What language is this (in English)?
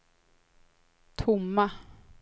Swedish